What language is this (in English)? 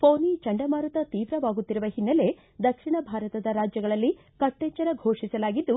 Kannada